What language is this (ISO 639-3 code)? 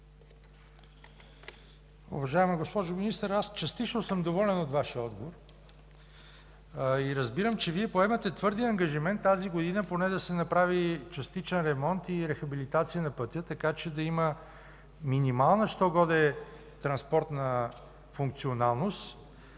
bul